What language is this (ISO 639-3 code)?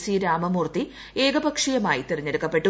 mal